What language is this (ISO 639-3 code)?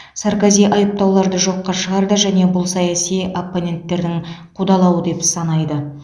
kaz